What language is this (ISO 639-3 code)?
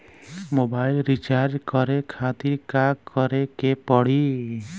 bho